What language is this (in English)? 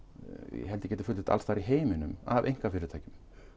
Icelandic